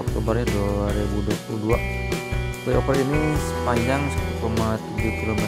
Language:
Indonesian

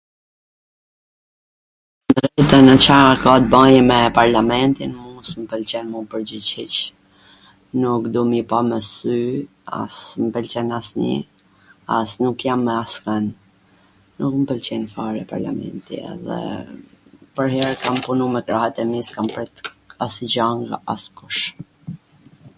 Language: Gheg Albanian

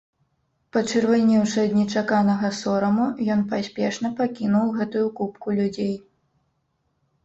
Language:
Belarusian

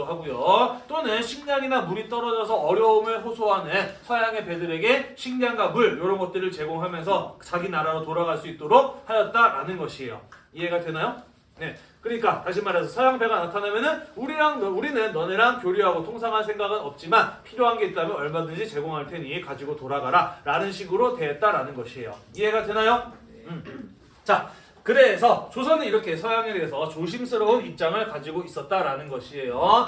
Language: Korean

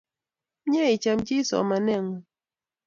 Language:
Kalenjin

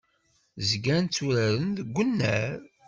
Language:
Kabyle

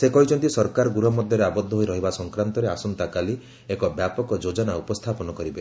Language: Odia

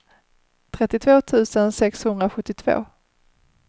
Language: Swedish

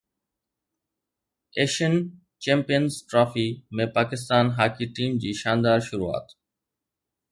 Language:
Sindhi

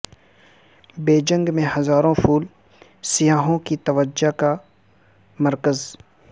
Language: Urdu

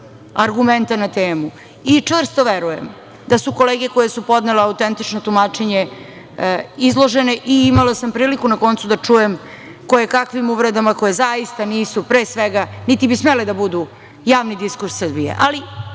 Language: Serbian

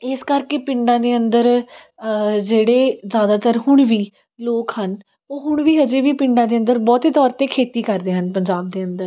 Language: Punjabi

